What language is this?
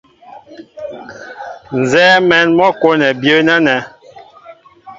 Mbo (Cameroon)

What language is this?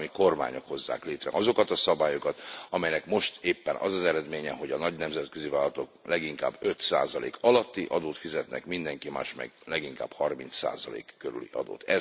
Hungarian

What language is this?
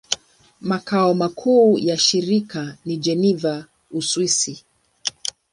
Swahili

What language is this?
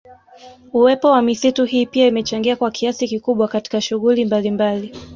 Swahili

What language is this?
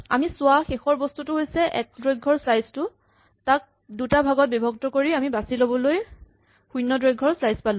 Assamese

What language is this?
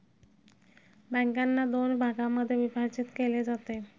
Marathi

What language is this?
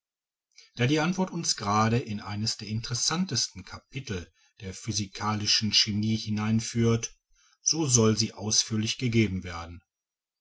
German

